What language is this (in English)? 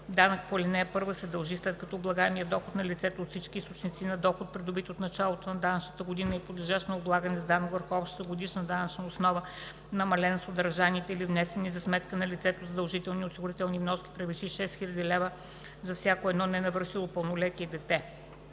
Bulgarian